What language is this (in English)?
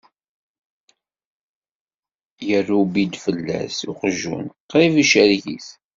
Kabyle